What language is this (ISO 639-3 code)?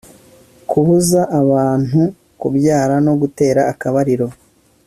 kin